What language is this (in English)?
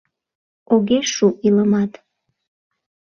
Mari